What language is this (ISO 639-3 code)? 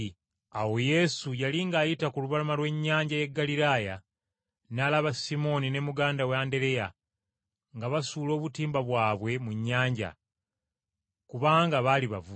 lug